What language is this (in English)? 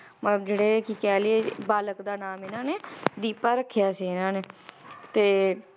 Punjabi